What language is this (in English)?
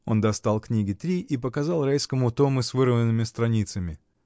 Russian